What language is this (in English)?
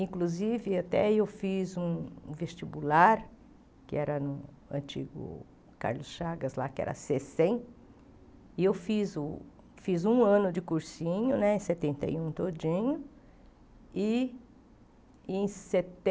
Portuguese